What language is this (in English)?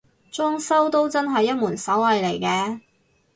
Cantonese